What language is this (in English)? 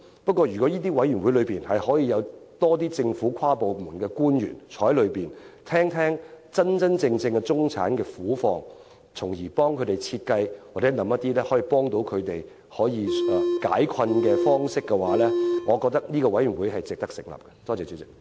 Cantonese